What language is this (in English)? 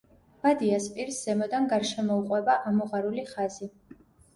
Georgian